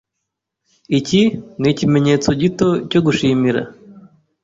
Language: Kinyarwanda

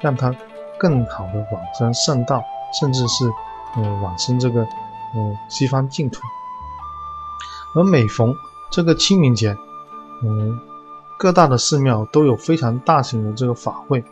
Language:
Chinese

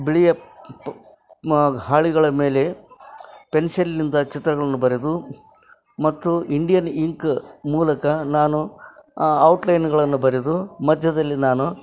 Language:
Kannada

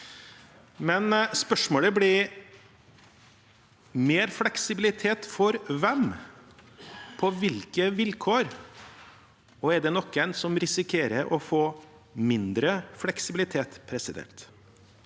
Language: Norwegian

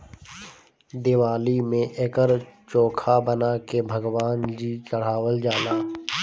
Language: Bhojpuri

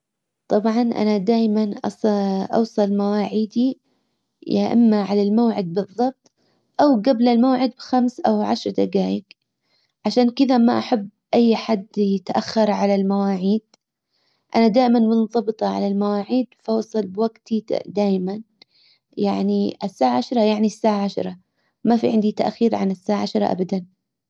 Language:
Hijazi Arabic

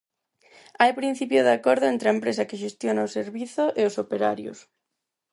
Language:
Galician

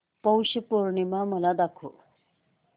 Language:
Marathi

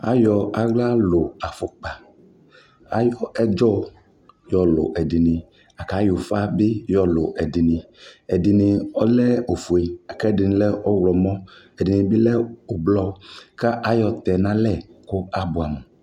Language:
Ikposo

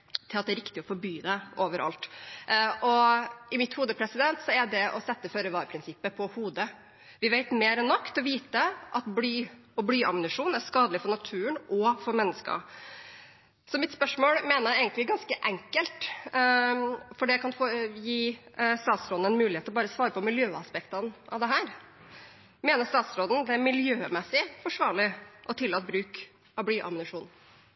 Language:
Norwegian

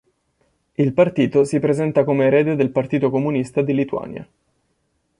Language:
Italian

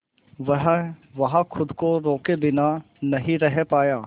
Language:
Hindi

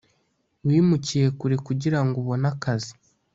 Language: Kinyarwanda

